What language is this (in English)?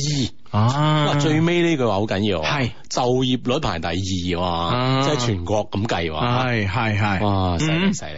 Chinese